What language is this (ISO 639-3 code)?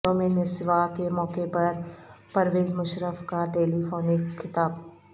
urd